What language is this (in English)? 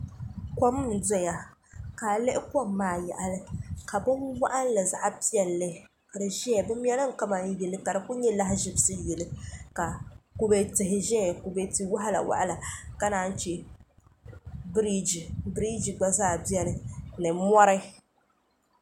Dagbani